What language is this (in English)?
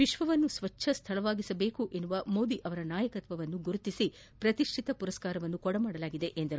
Kannada